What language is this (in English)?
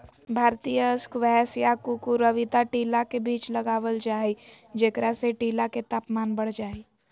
Magahi